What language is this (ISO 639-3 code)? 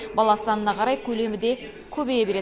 kaz